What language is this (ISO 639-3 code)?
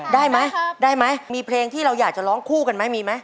tha